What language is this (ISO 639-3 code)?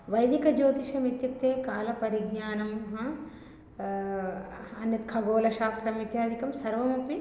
san